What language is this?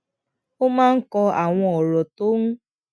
Yoruba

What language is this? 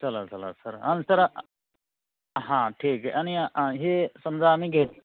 Marathi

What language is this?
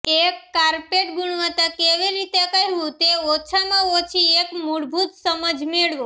Gujarati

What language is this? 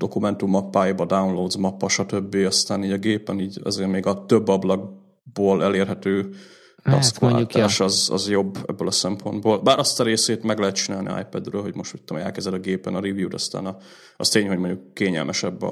Hungarian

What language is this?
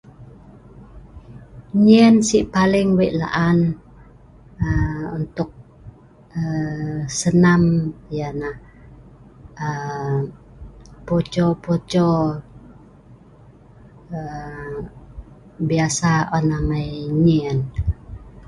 Sa'ban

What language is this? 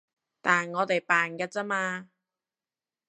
Cantonese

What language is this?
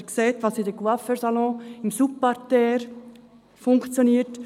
Swiss German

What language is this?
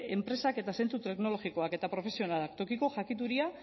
Basque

